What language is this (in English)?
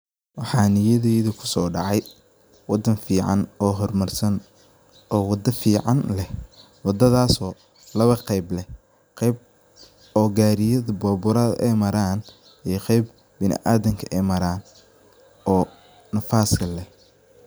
Somali